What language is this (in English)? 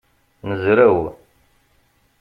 Kabyle